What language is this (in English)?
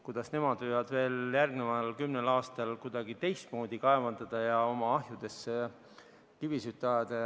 Estonian